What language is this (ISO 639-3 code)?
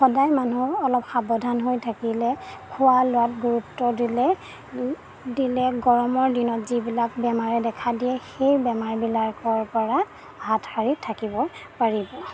asm